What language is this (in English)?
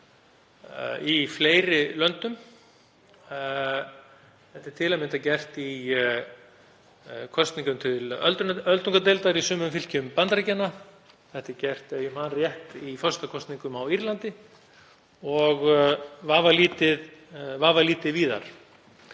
Icelandic